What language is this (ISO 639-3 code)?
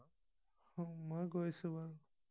asm